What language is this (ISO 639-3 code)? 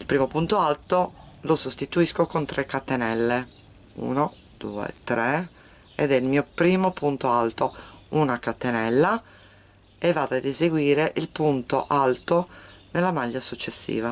ita